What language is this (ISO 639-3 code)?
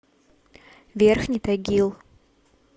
rus